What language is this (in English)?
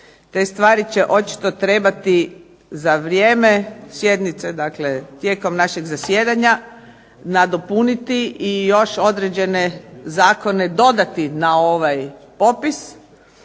Croatian